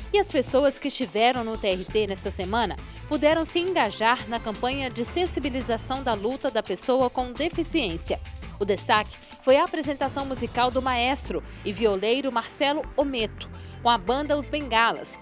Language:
Portuguese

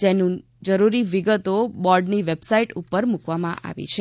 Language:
Gujarati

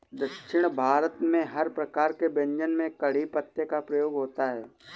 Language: Hindi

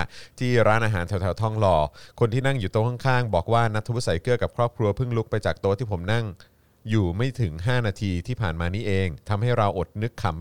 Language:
Thai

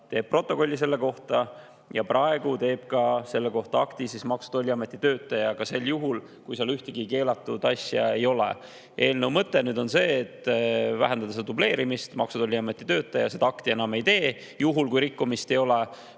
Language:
Estonian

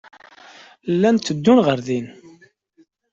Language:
Kabyle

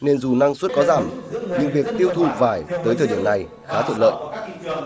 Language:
Vietnamese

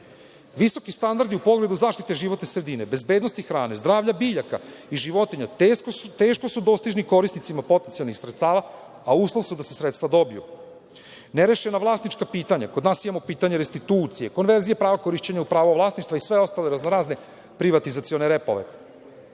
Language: Serbian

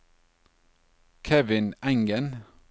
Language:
Norwegian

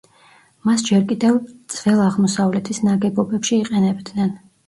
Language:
Georgian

